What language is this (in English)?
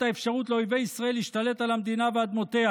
Hebrew